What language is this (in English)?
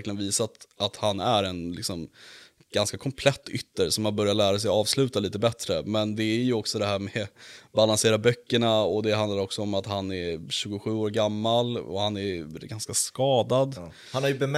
Swedish